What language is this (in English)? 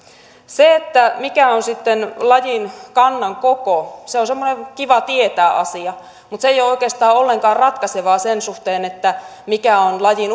Finnish